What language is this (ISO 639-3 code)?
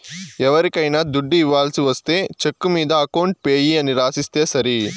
tel